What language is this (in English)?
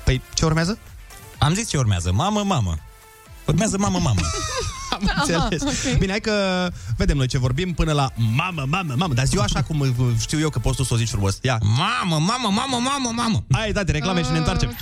Romanian